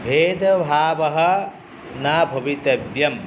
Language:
Sanskrit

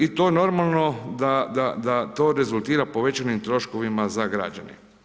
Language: Croatian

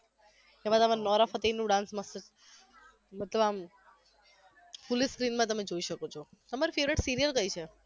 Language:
Gujarati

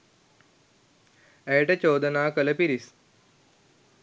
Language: Sinhala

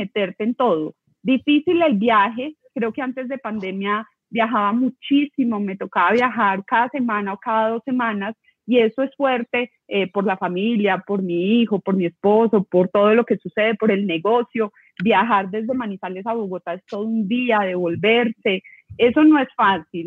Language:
Spanish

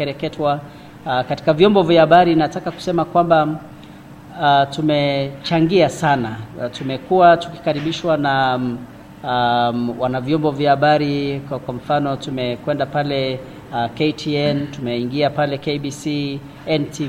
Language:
Swahili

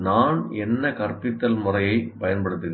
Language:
Tamil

